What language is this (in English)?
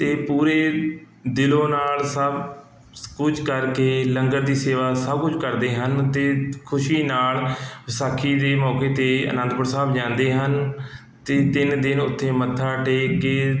Punjabi